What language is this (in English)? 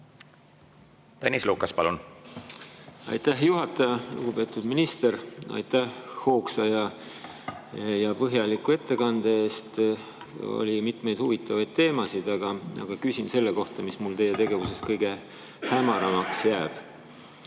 Estonian